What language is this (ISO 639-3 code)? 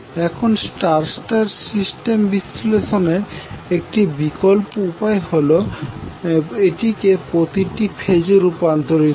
ben